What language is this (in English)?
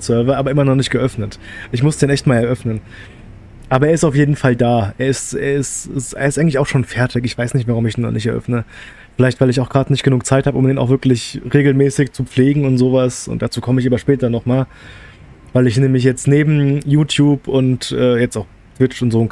German